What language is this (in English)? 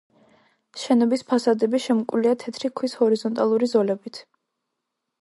Georgian